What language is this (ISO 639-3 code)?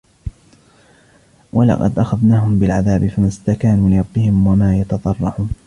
ara